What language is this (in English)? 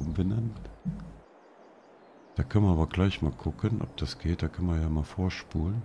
German